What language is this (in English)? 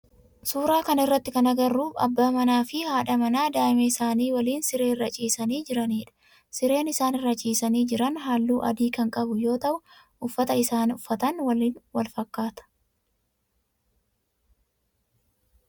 Oromo